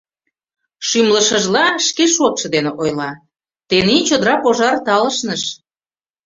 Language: Mari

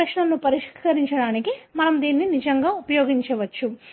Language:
Telugu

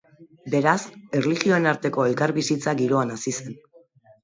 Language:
Basque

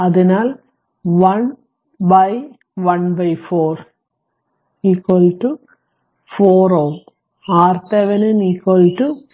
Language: Malayalam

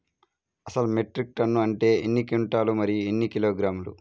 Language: Telugu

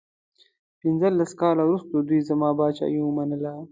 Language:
Pashto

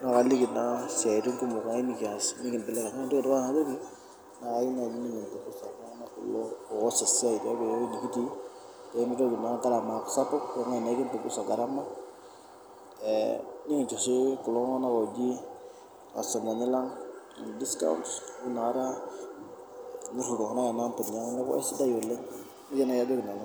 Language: Masai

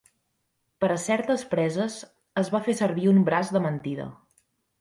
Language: Catalan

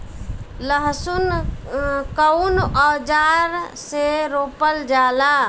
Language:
Bhojpuri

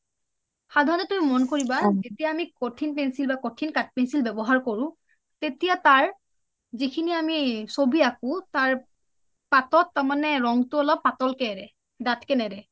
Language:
Assamese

